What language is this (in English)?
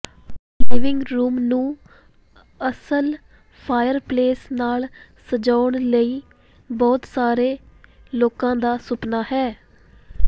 Punjabi